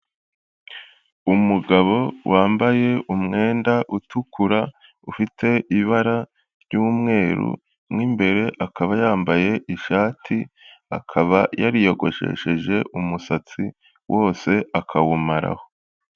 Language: Kinyarwanda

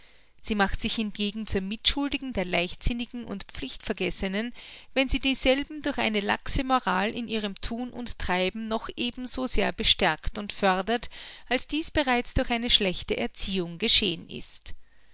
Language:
German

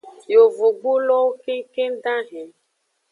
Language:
Aja (Benin)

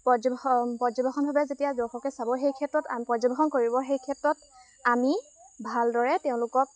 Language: Assamese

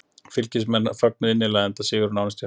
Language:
Icelandic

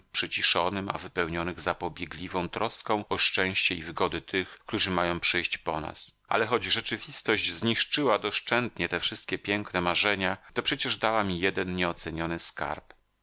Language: Polish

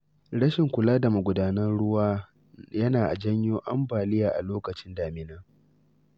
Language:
Hausa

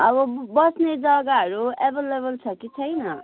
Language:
Nepali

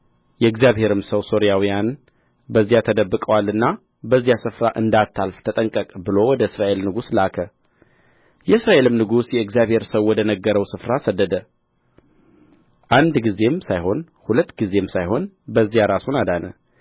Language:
Amharic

